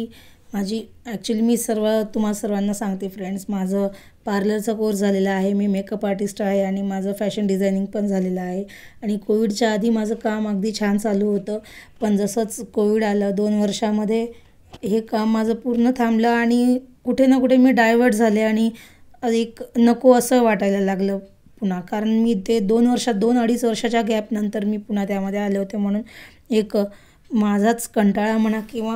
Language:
Hindi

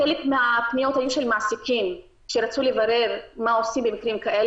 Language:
Hebrew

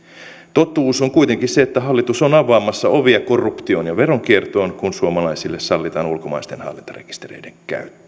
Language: Finnish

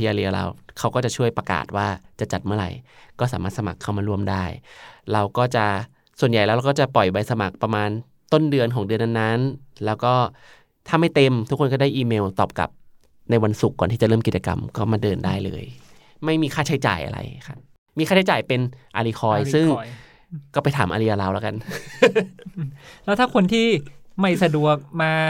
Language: Thai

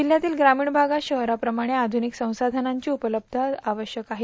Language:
Marathi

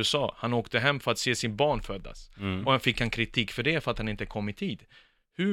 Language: Swedish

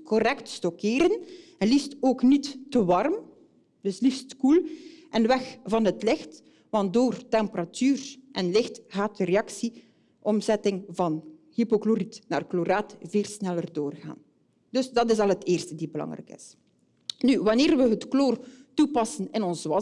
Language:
Dutch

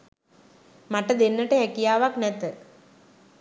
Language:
Sinhala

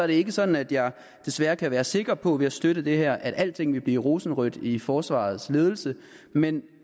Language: Danish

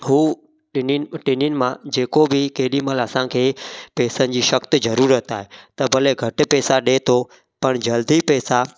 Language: Sindhi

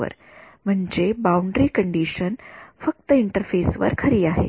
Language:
Marathi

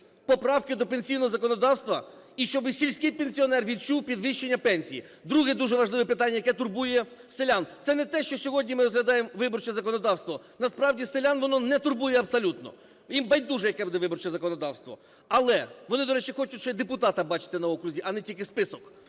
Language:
Ukrainian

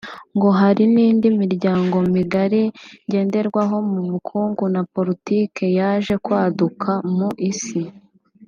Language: Kinyarwanda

